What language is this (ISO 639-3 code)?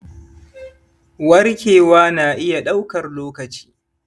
hau